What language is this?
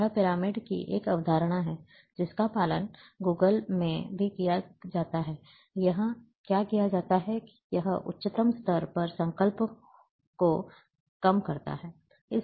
Hindi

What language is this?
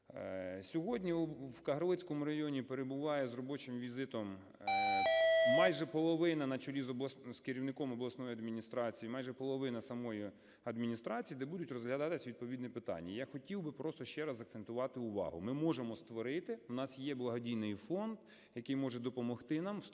Ukrainian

